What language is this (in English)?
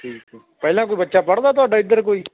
Punjabi